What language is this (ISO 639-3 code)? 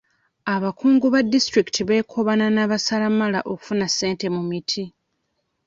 lug